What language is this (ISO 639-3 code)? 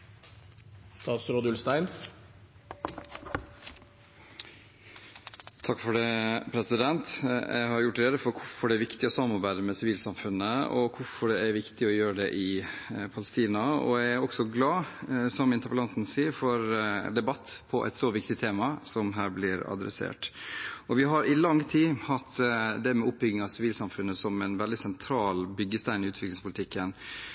nob